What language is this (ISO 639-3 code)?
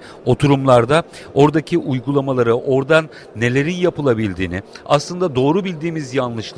tur